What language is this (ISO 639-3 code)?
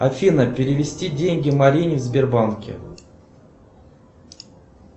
rus